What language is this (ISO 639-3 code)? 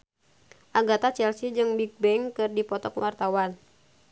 sun